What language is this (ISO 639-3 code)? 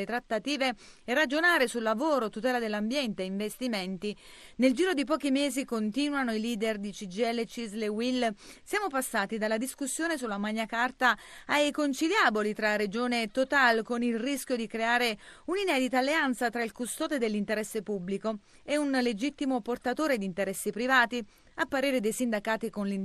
ita